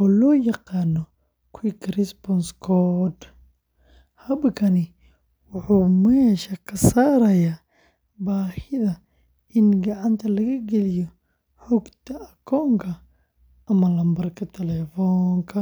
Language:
Somali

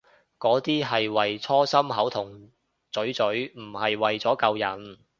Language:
Cantonese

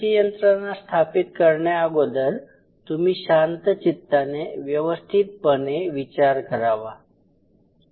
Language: Marathi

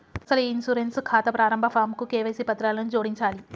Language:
Telugu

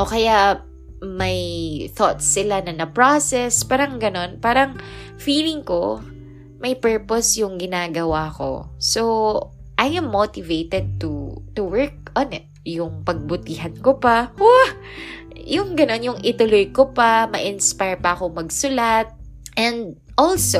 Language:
Filipino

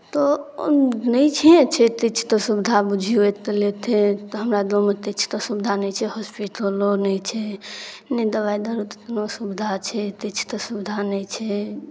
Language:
Maithili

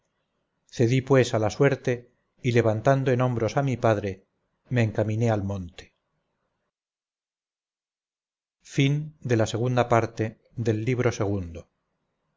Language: Spanish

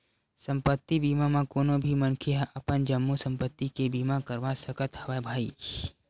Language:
Chhattisgarhi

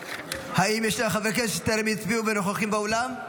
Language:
Hebrew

